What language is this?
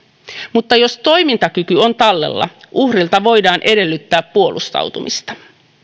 Finnish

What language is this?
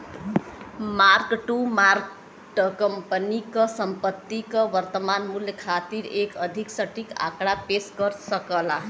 Bhojpuri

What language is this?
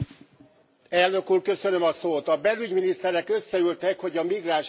Hungarian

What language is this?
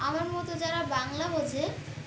Bangla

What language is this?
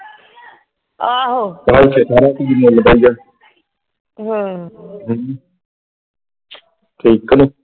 Punjabi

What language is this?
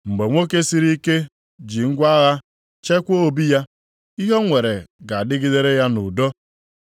Igbo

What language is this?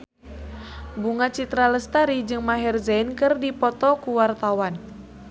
Sundanese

